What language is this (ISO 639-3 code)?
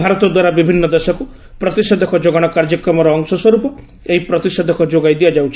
ori